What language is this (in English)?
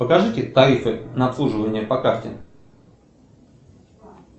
Russian